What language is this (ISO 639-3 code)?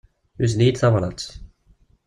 kab